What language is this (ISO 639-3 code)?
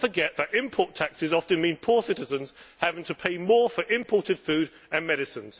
eng